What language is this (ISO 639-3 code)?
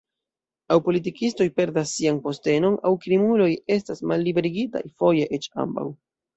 epo